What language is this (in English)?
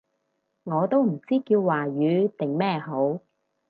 Cantonese